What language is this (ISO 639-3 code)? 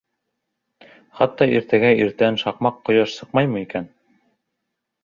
bak